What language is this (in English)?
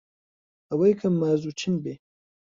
Central Kurdish